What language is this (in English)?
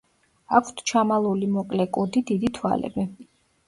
Georgian